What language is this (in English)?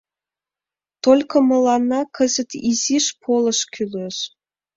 Mari